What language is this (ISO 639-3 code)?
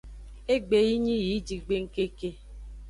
ajg